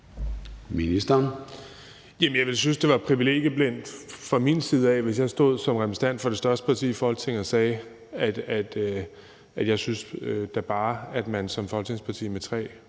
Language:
Danish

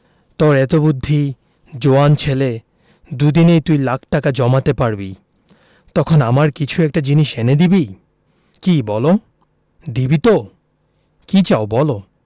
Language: Bangla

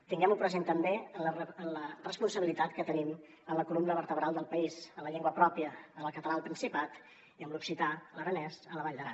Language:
Catalan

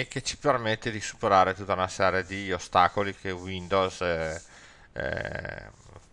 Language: Italian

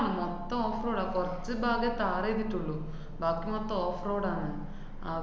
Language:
Malayalam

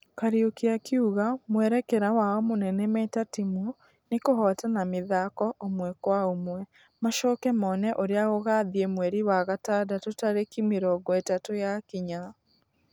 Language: Kikuyu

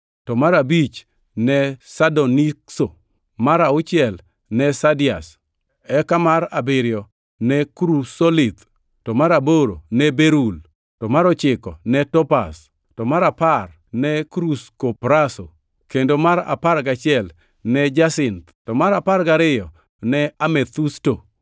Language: Luo (Kenya and Tanzania)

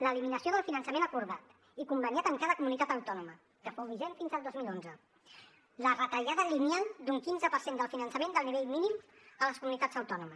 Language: Catalan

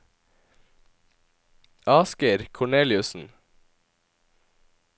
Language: Norwegian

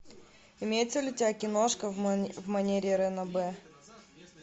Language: Russian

